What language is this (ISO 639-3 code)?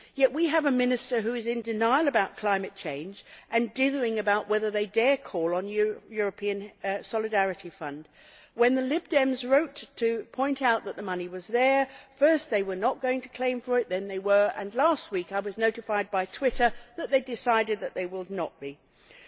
eng